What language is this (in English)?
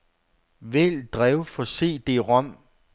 Danish